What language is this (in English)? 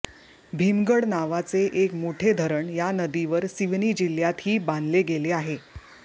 Marathi